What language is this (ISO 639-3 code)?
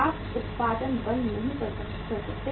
hin